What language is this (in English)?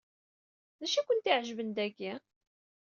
Kabyle